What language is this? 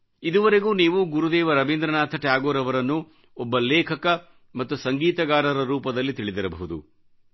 Kannada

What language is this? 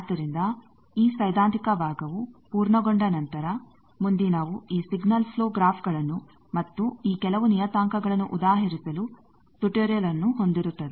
Kannada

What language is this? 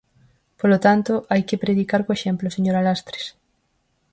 Galician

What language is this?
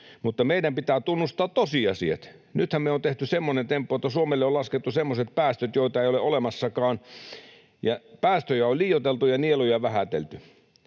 Finnish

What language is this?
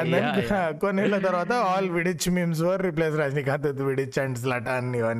Telugu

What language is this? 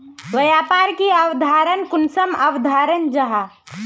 Magahi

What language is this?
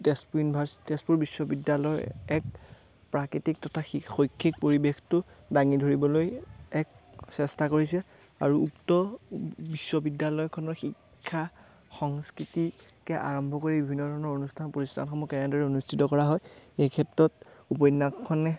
Assamese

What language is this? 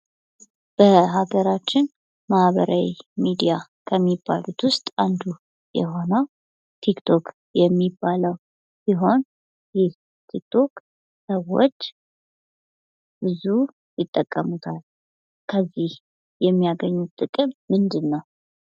Amharic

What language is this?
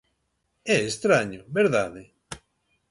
Galician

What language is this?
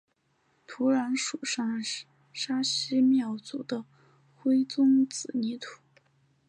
Chinese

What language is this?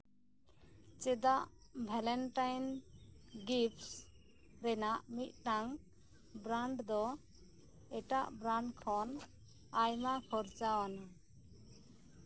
Santali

